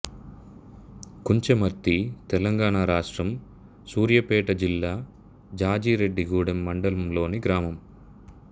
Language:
Telugu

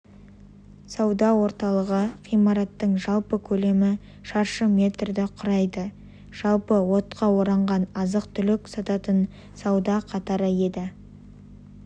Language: Kazakh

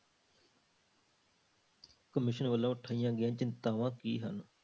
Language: Punjabi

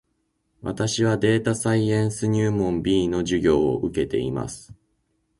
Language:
Japanese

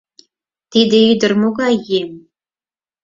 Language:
Mari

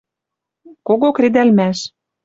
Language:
Western Mari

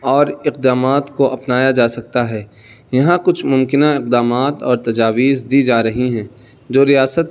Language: Urdu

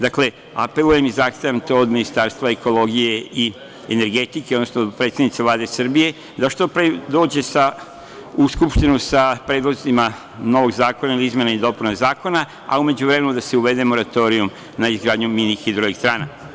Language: Serbian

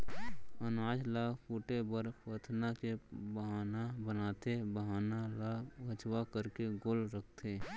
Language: Chhattisgarhi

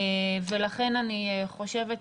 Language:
Hebrew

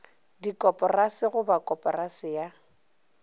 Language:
Northern Sotho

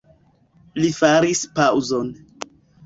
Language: Esperanto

